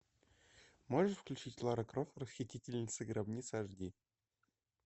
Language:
Russian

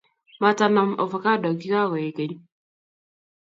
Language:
Kalenjin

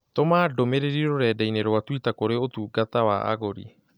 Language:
Kikuyu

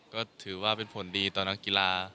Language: Thai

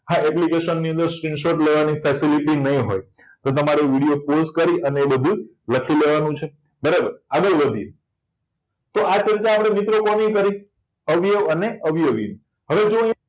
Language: Gujarati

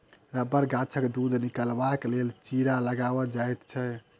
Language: Maithili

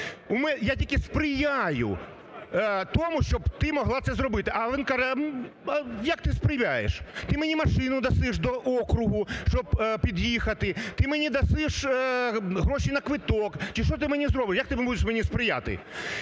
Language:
Ukrainian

